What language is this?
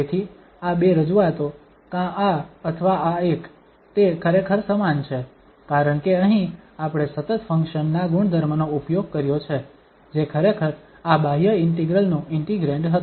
Gujarati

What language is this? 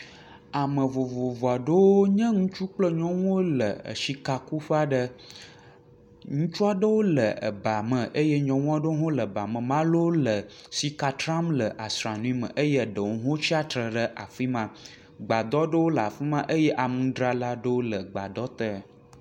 Ewe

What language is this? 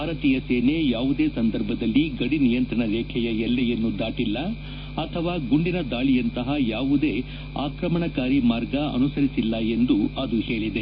Kannada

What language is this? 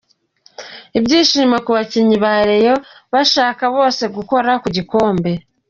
Kinyarwanda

